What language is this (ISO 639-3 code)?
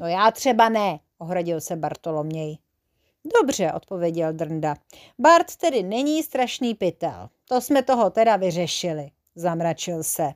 ces